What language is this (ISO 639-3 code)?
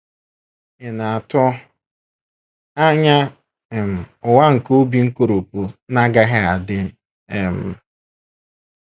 ibo